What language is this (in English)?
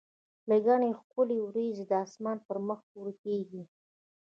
Pashto